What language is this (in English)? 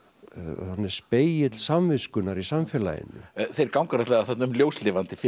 Icelandic